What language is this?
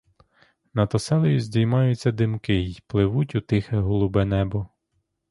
Ukrainian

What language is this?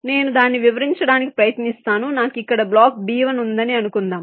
Telugu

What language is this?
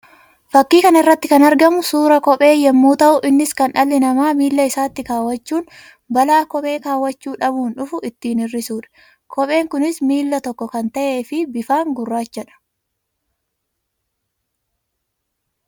Oromo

